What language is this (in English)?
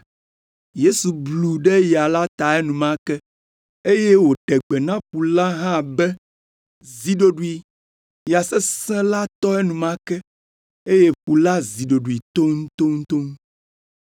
Ewe